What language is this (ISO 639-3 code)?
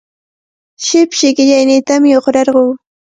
qvl